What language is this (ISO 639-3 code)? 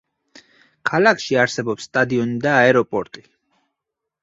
kat